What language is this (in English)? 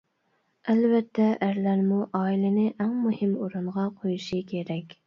Uyghur